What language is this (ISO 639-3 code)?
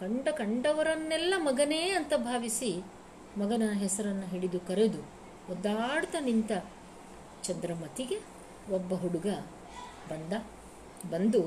kan